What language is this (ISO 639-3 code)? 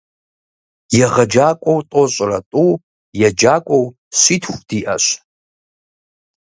kbd